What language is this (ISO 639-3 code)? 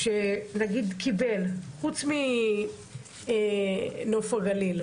heb